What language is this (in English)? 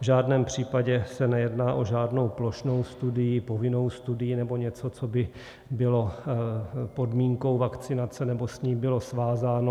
Czech